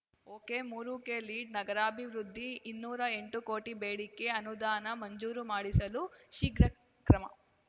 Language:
Kannada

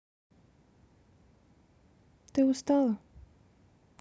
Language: Russian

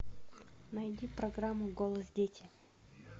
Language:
Russian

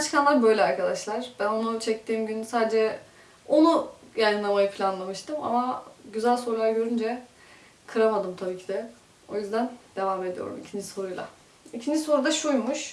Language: Turkish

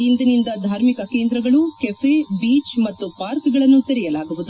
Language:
Kannada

